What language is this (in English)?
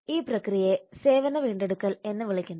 Malayalam